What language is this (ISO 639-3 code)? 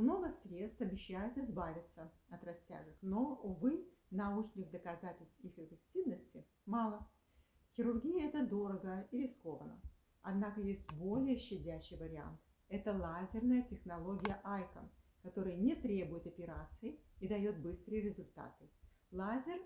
rus